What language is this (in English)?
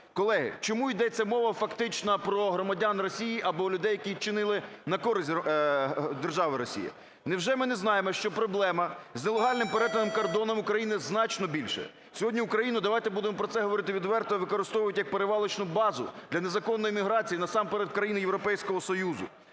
Ukrainian